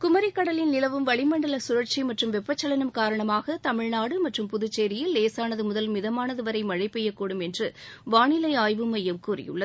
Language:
Tamil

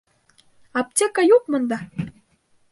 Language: Bashkir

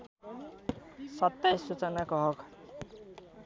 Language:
Nepali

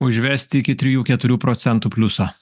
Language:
Lithuanian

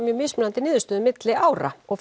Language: Icelandic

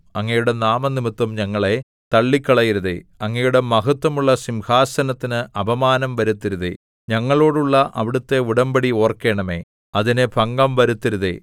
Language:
Malayalam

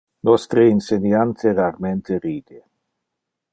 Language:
Interlingua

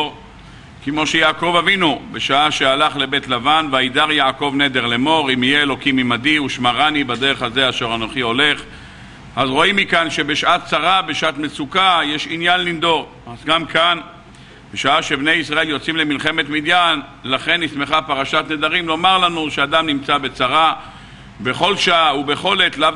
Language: Hebrew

